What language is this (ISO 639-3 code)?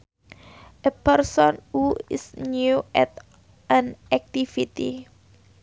sun